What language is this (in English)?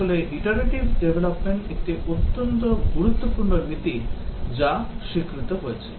Bangla